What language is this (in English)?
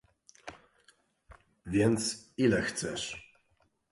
Polish